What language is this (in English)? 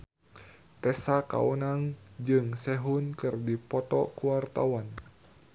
Sundanese